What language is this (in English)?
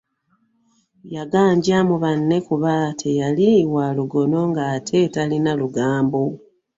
Ganda